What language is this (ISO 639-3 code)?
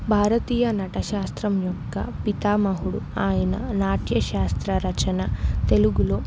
tel